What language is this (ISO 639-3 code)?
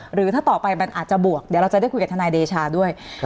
tha